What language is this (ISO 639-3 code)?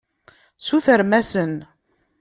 kab